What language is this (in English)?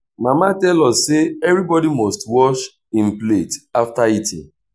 Nigerian Pidgin